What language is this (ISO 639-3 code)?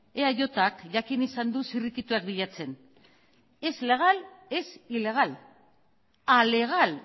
eus